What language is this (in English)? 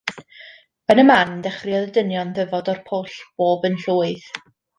Welsh